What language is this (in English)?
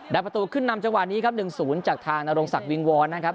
Thai